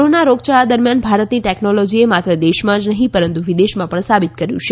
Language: Gujarati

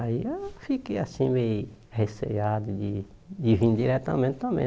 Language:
Portuguese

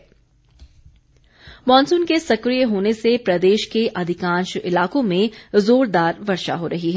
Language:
Hindi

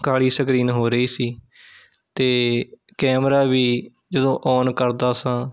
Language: Punjabi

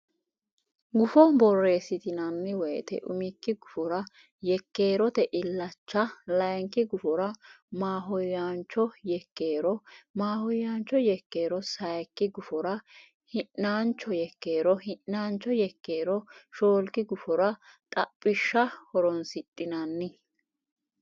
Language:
Sidamo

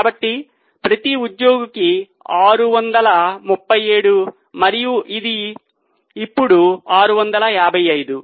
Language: Telugu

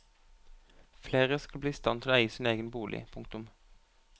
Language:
Norwegian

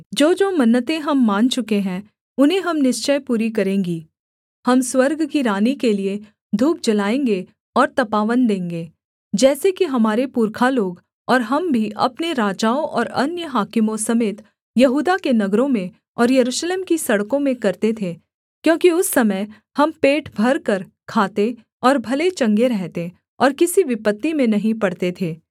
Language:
Hindi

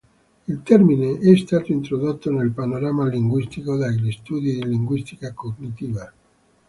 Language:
Italian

